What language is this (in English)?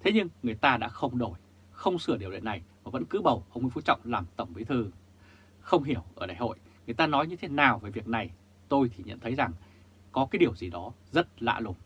Vietnamese